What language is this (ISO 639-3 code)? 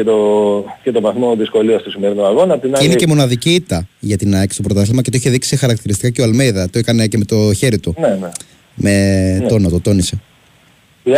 ell